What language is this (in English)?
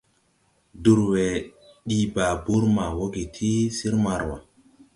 Tupuri